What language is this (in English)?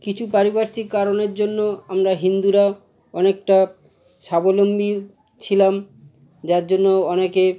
Bangla